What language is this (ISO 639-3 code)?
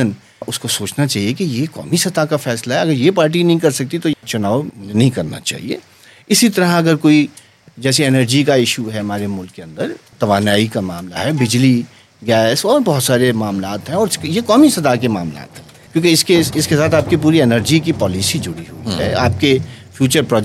urd